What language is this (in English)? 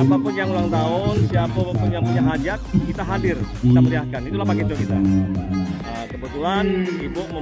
Indonesian